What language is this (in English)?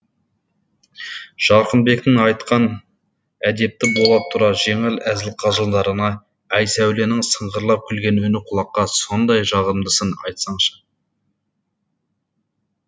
Kazakh